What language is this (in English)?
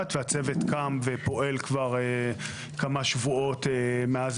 Hebrew